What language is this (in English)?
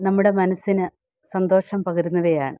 Malayalam